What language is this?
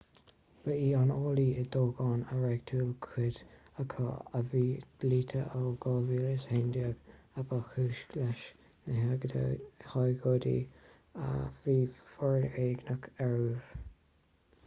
Irish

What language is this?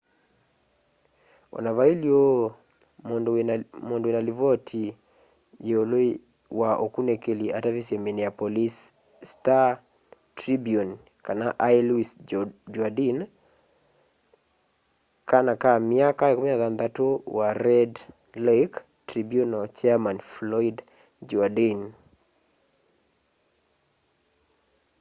Kamba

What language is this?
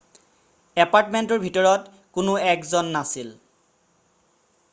Assamese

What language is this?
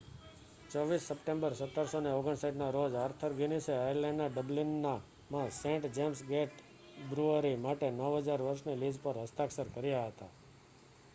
Gujarati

